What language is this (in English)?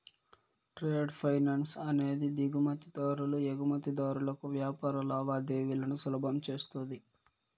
Telugu